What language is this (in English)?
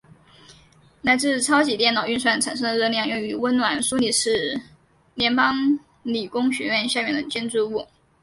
Chinese